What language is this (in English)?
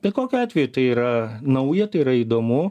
Lithuanian